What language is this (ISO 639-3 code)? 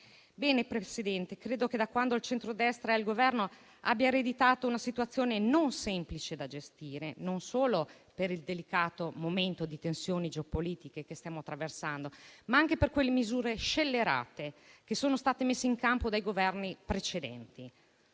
ita